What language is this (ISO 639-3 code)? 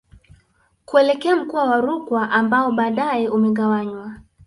swa